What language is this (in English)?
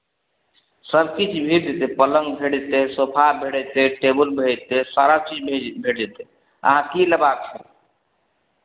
Maithili